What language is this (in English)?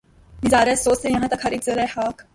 Urdu